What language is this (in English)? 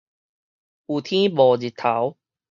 Min Nan Chinese